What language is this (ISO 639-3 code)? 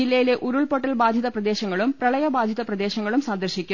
mal